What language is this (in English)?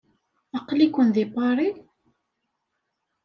Kabyle